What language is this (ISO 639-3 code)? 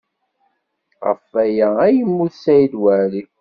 kab